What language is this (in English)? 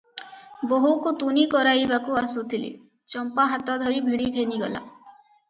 Odia